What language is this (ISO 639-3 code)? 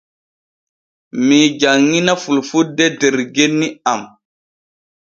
fue